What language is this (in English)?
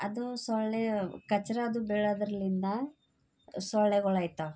Kannada